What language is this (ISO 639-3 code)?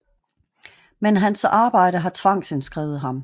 dan